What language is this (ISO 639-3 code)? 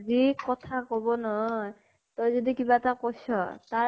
asm